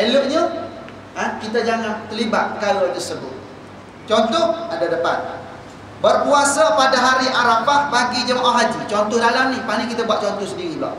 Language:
Malay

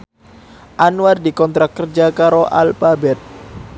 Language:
Javanese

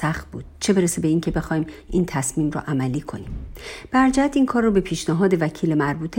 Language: Persian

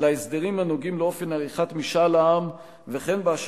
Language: Hebrew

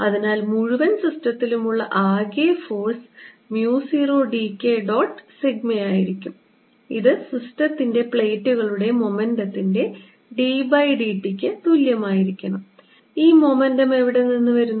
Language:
Malayalam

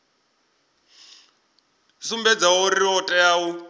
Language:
Venda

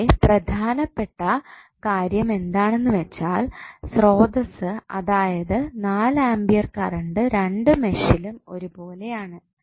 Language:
Malayalam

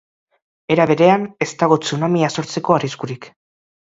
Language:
Basque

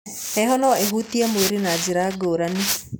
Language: Kikuyu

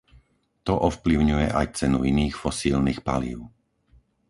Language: Slovak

